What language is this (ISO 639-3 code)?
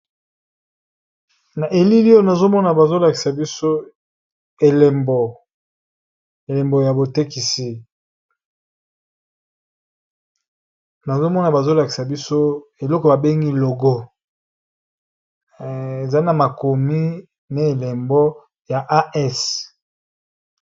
lin